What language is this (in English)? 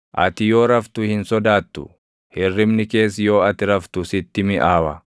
Oromo